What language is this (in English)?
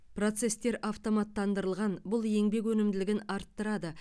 Kazakh